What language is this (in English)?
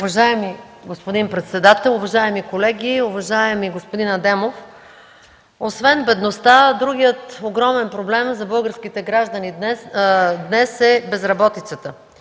Bulgarian